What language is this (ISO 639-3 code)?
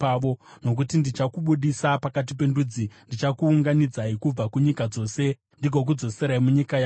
sna